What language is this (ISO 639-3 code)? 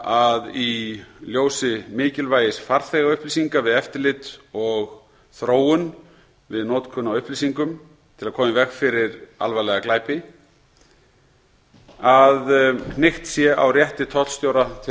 isl